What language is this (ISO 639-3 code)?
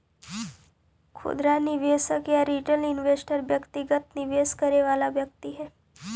mag